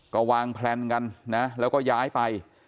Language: Thai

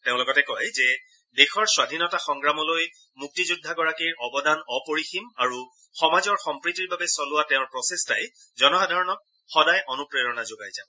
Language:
Assamese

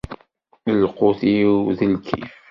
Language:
Kabyle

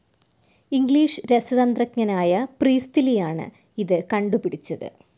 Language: Malayalam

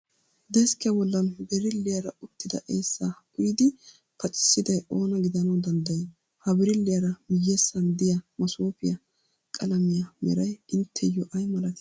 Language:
Wolaytta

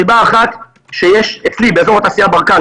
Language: Hebrew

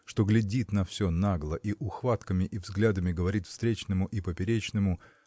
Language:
Russian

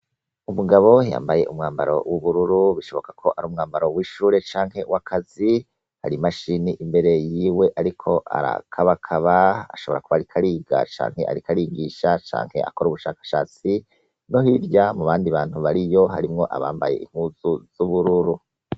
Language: Rundi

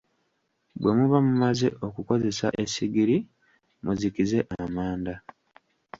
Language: Ganda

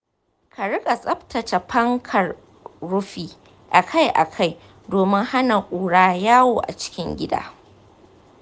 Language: Hausa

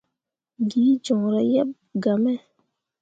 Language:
Mundang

